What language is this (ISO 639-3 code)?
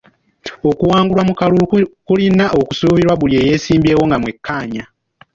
lug